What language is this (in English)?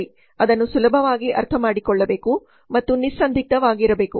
Kannada